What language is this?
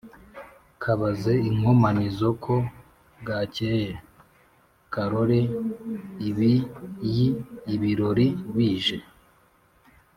Kinyarwanda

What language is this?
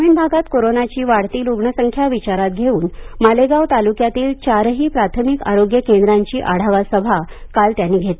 Marathi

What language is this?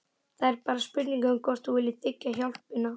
Icelandic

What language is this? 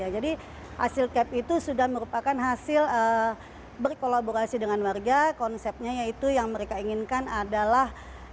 Indonesian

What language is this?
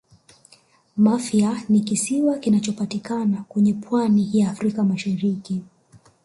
Swahili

